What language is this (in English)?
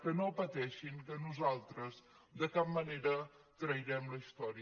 Catalan